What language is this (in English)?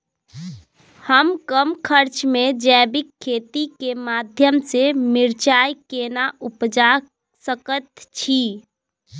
Maithili